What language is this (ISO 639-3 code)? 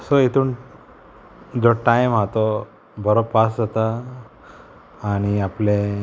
kok